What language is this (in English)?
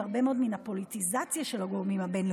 Hebrew